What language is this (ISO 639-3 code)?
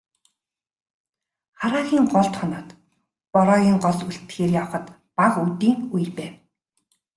mon